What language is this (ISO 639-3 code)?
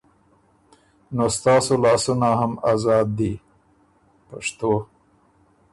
oru